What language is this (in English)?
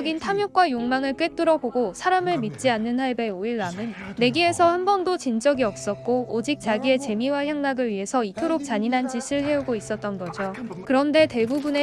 Korean